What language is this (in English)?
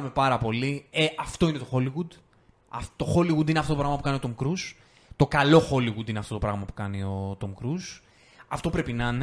Greek